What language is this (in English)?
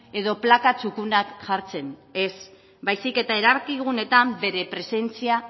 Basque